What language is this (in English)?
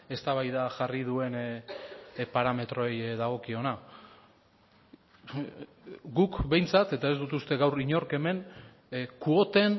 Basque